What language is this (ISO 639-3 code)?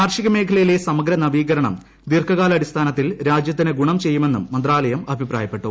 mal